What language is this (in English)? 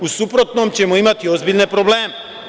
Serbian